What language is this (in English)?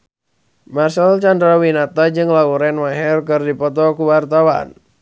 Sundanese